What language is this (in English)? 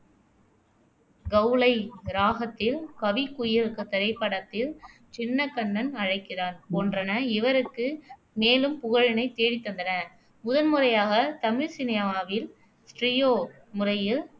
Tamil